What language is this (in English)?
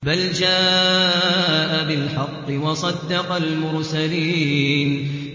Arabic